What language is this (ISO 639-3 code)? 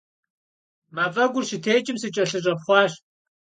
kbd